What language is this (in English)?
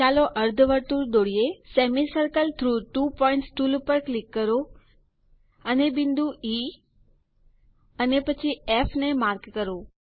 Gujarati